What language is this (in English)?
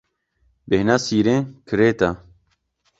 Kurdish